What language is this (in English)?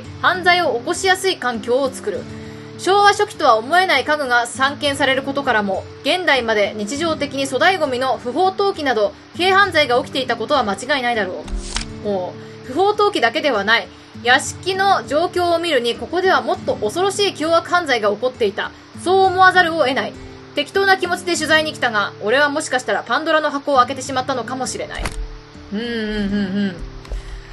Japanese